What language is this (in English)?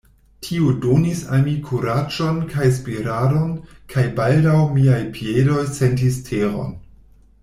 Esperanto